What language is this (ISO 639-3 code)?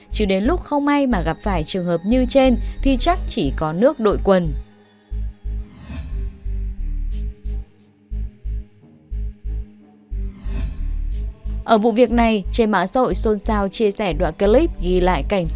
vie